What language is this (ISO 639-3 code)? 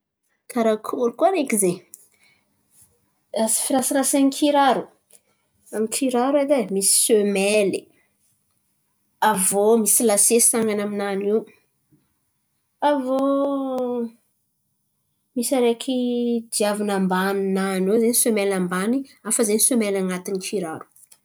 xmv